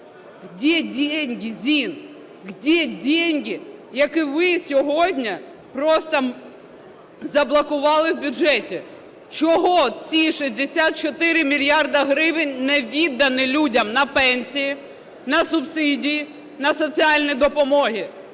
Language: Ukrainian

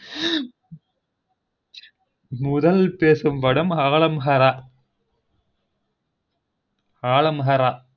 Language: Tamil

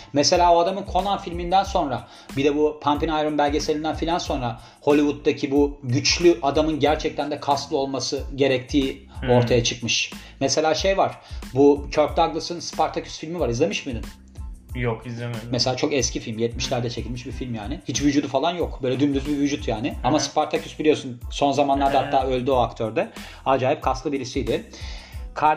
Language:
Turkish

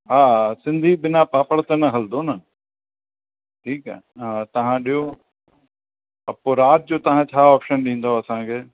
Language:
Sindhi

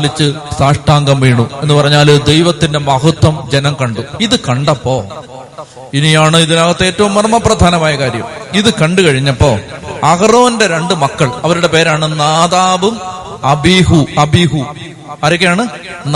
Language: Malayalam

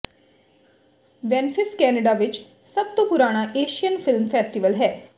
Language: Punjabi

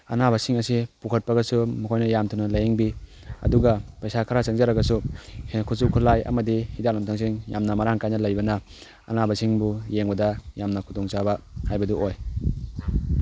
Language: Manipuri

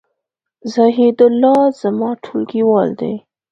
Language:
Pashto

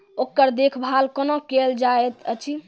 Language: Maithili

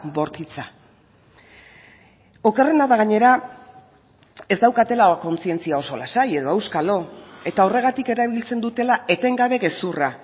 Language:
Basque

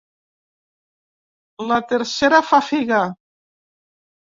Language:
Catalan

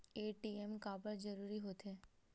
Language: Chhattisgarhi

